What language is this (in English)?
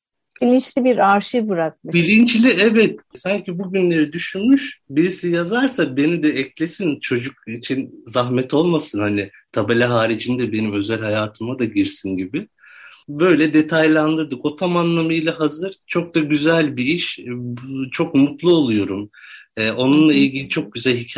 Turkish